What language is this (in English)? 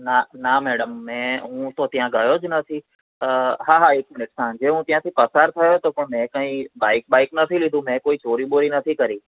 Gujarati